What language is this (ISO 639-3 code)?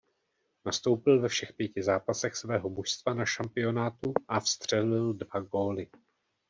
ces